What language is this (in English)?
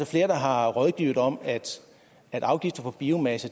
Danish